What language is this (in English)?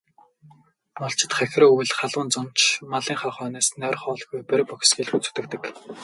Mongolian